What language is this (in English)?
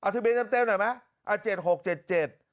Thai